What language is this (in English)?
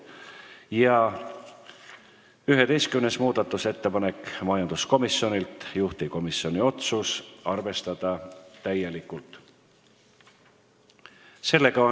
Estonian